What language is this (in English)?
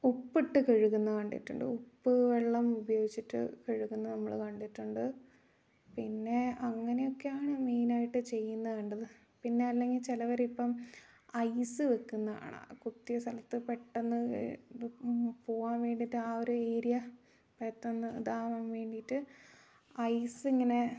Malayalam